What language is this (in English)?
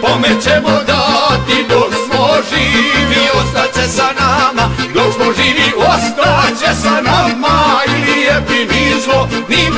Romanian